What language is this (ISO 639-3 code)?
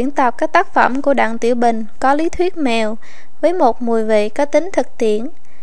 vie